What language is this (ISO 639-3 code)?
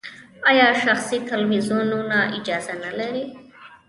pus